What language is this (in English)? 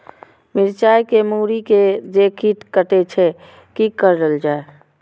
Maithili